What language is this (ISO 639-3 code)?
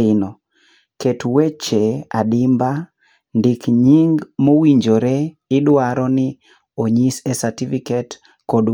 luo